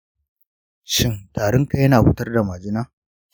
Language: Hausa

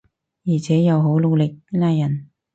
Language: Cantonese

